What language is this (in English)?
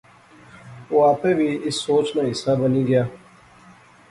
Pahari-Potwari